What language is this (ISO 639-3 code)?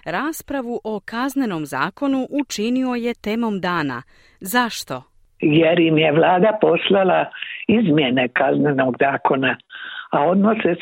hrv